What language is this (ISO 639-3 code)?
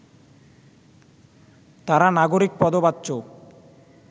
ben